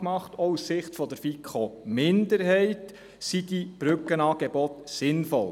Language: Swiss German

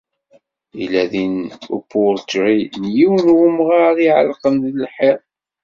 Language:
Kabyle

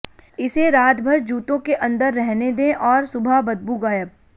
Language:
Hindi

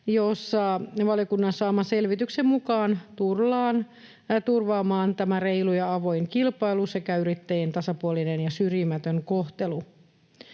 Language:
Finnish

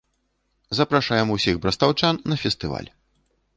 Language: Belarusian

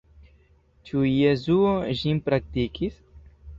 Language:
Esperanto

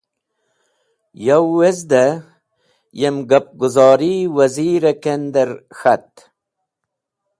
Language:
Wakhi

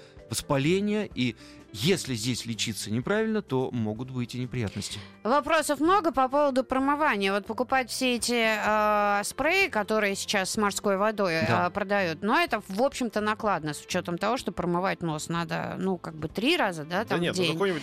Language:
Russian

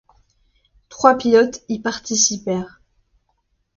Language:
French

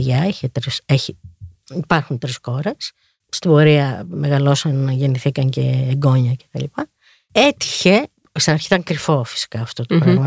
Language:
Greek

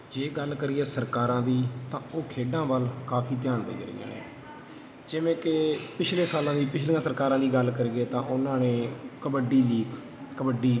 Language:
Punjabi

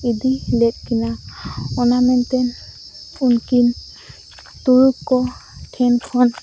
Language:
Santali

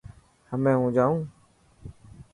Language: Dhatki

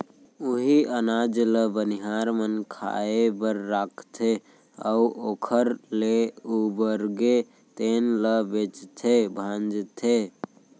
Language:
Chhattisgarhi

